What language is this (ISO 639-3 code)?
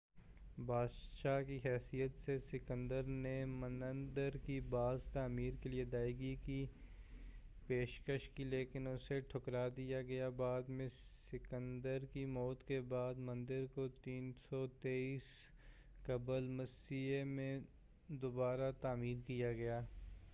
urd